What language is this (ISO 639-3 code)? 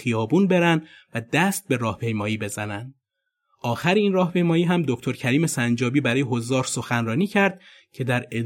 fas